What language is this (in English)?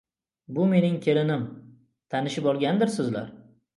Uzbek